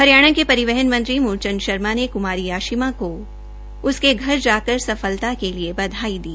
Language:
Hindi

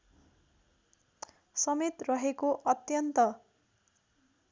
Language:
Nepali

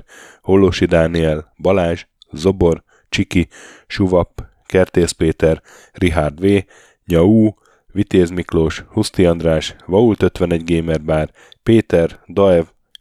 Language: Hungarian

